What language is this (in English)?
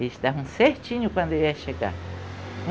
Portuguese